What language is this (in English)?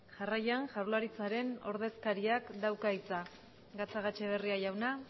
Basque